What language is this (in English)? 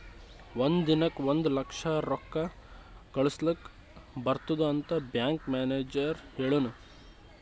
Kannada